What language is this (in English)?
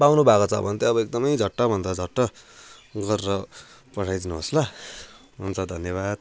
Nepali